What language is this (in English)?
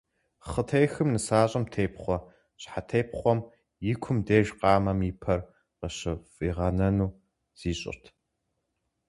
Kabardian